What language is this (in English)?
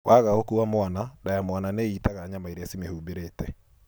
Kikuyu